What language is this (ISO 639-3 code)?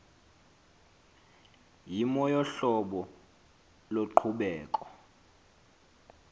xho